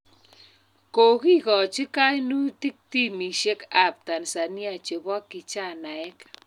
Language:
Kalenjin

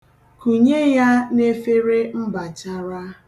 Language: Igbo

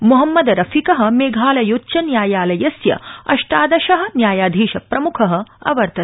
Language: Sanskrit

